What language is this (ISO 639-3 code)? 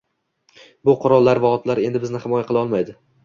uzb